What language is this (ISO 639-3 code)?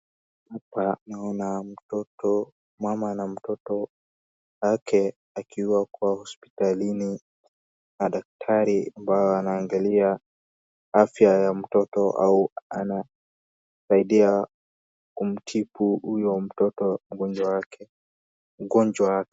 swa